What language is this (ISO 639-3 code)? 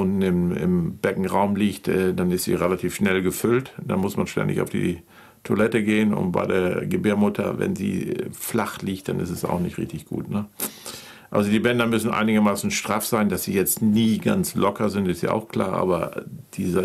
deu